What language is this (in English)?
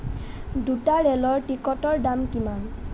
Assamese